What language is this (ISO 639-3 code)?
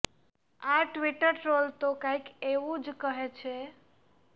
guj